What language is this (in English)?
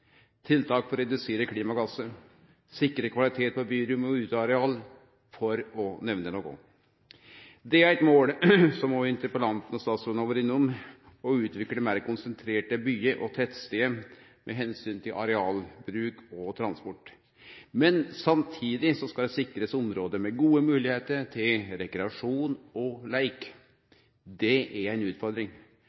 Norwegian Nynorsk